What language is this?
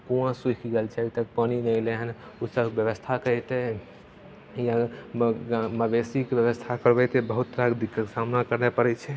Maithili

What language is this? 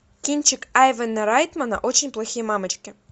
Russian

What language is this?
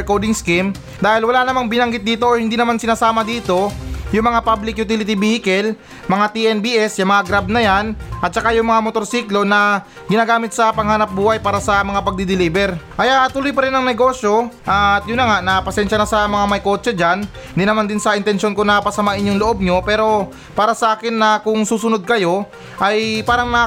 Filipino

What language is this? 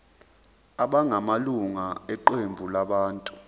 Zulu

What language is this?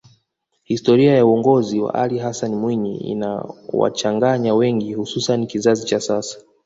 Swahili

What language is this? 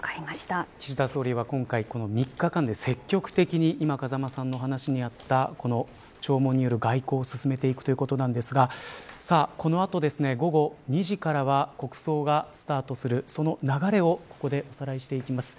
Japanese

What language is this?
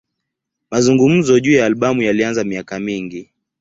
Swahili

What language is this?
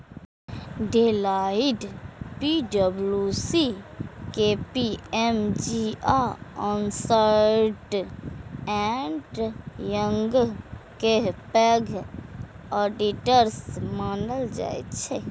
Maithili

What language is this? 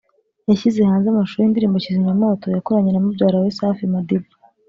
Kinyarwanda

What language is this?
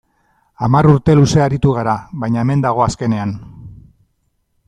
Basque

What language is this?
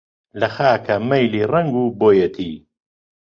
Central Kurdish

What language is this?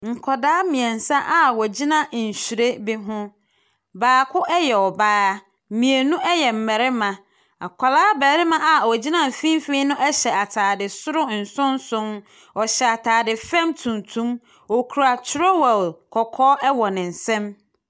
Akan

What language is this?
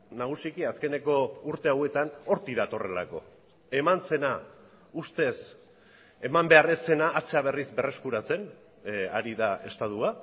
Basque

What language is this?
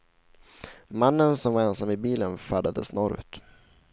Swedish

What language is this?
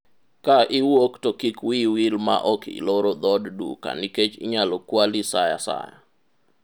Luo (Kenya and Tanzania)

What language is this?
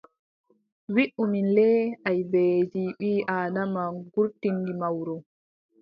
Adamawa Fulfulde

